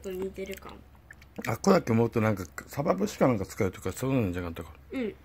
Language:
Japanese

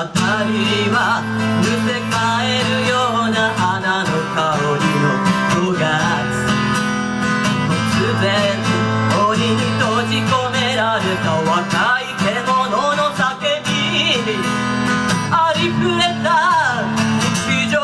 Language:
Turkish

